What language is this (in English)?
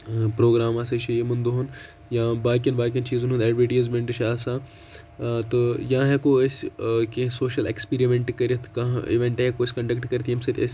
Kashmiri